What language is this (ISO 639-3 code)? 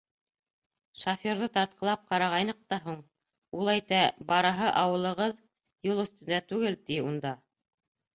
bak